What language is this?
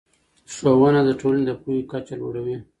Pashto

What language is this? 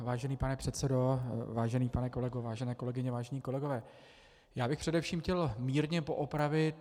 Czech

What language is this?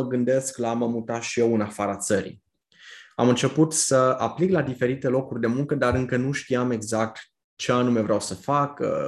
Romanian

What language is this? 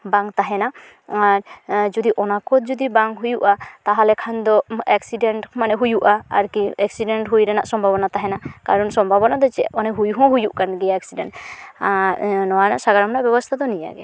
Santali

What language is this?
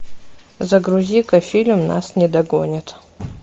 Russian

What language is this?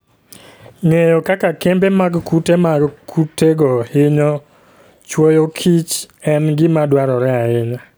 Luo (Kenya and Tanzania)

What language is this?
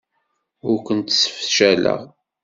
Kabyle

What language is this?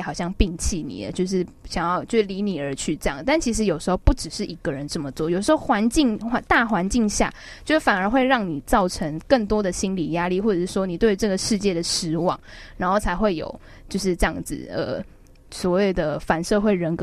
Chinese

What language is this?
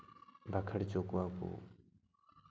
Santali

